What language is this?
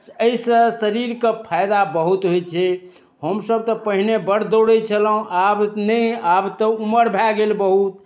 Maithili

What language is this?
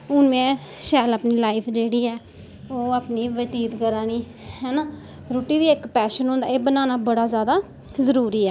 Dogri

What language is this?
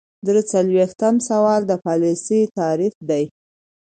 Pashto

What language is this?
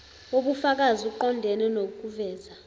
Zulu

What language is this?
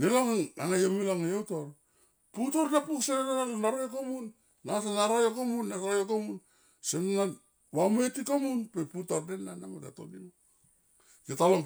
Tomoip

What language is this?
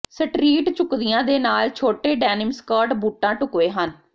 Punjabi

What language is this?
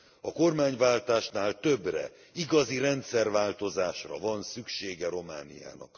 Hungarian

